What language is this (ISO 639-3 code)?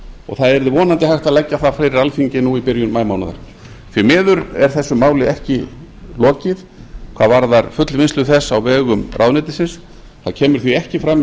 isl